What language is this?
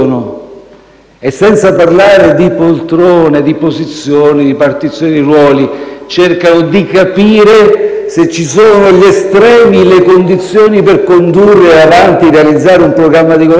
Italian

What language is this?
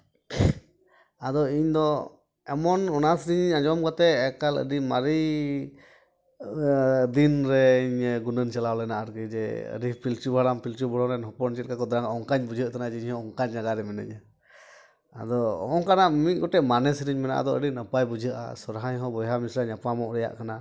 Santali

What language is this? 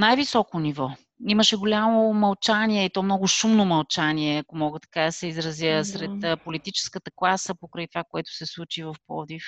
Bulgarian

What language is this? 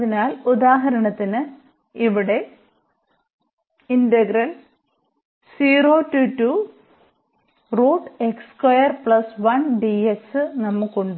Malayalam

